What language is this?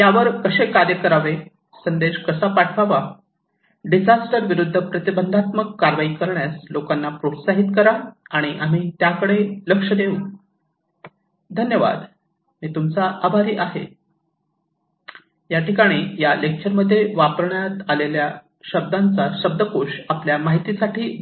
Marathi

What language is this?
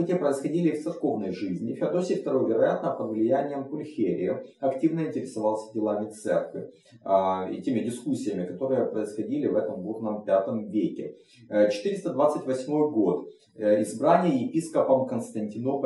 Russian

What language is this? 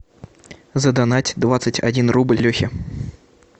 Russian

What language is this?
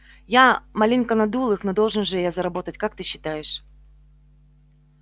Russian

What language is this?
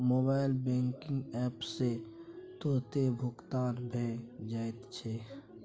Maithili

